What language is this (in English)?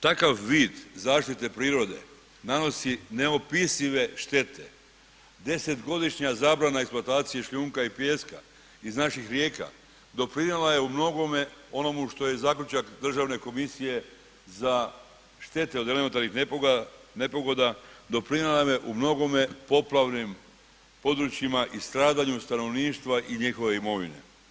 Croatian